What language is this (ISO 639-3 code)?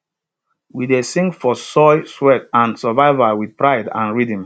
pcm